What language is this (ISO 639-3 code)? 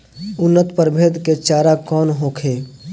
bho